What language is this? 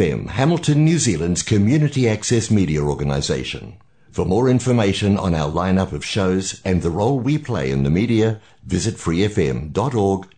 Korean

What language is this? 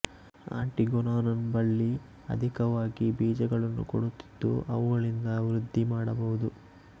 Kannada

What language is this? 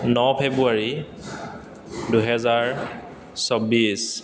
Assamese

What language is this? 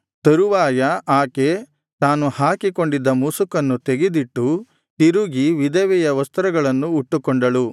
Kannada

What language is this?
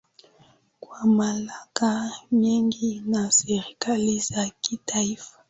Swahili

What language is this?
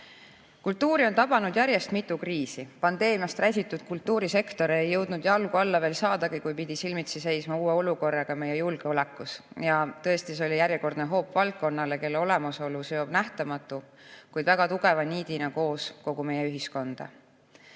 Estonian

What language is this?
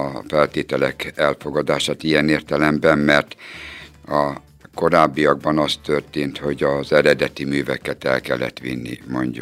Hungarian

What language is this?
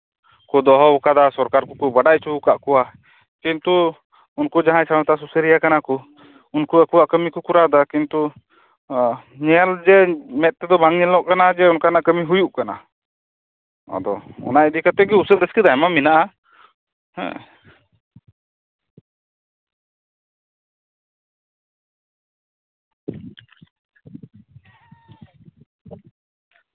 Santali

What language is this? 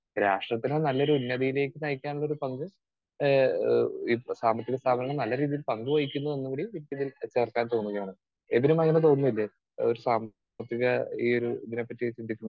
Malayalam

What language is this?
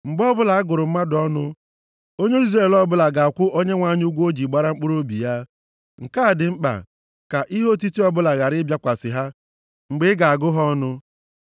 Igbo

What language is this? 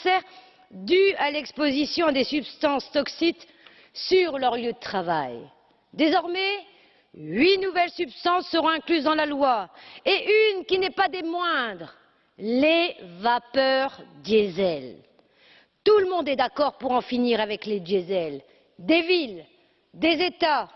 French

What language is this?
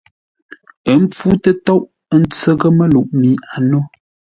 Ngombale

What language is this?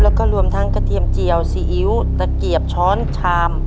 Thai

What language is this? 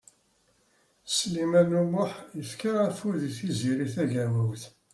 Kabyle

